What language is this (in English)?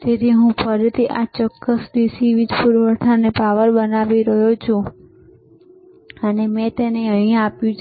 Gujarati